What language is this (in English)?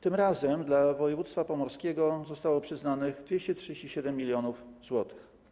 Polish